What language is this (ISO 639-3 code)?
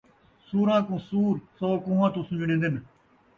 skr